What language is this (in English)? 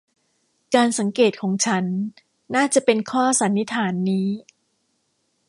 Thai